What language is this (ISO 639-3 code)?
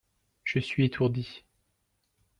fra